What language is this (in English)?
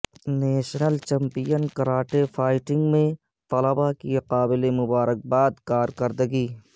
Urdu